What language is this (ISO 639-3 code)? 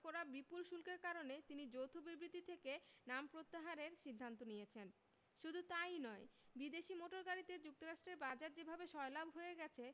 ben